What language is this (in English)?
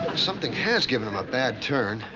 English